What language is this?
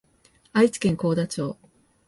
Japanese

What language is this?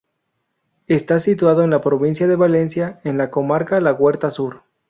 Spanish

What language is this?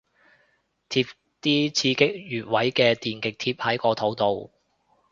Cantonese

